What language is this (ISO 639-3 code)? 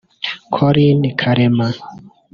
kin